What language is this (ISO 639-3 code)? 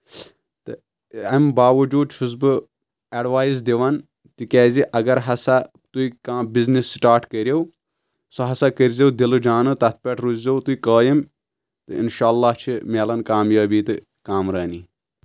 kas